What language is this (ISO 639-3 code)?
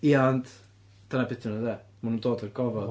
cym